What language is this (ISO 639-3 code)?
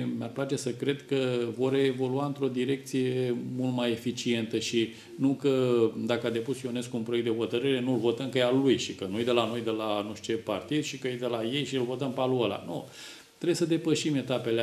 ron